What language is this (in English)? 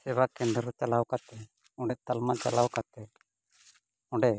Santali